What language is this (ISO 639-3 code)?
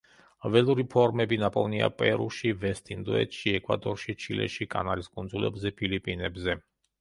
kat